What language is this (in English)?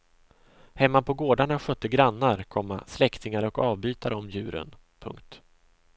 Swedish